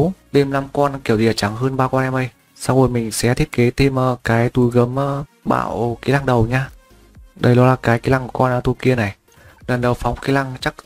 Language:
Vietnamese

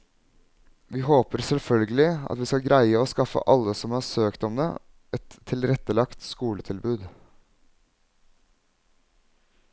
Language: Norwegian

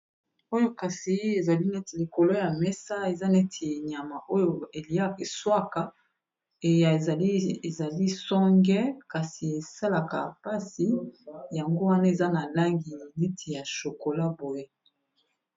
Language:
Lingala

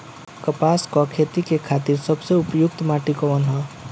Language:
Bhojpuri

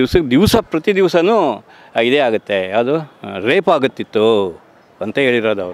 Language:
Romanian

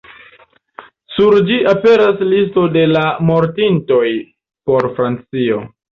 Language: Esperanto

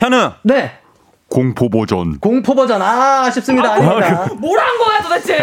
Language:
Korean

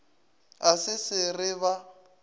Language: Northern Sotho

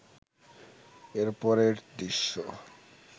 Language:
Bangla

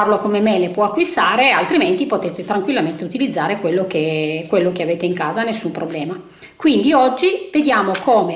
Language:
Italian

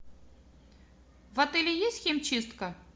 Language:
Russian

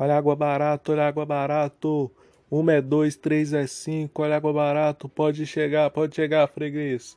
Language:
Portuguese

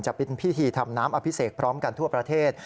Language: Thai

